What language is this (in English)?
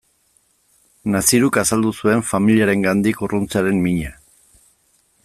Basque